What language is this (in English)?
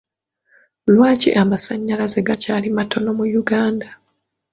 Ganda